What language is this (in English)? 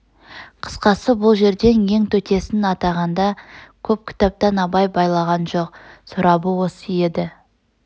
Kazakh